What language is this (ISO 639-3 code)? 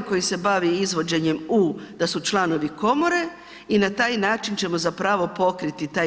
hrv